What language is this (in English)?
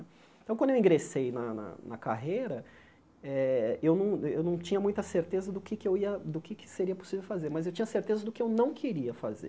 Portuguese